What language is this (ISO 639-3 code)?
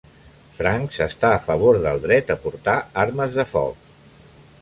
cat